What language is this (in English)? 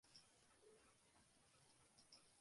Western Frisian